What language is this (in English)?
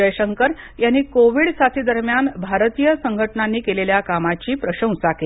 Marathi